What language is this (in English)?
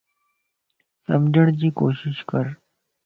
Lasi